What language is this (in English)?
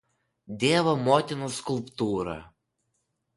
Lithuanian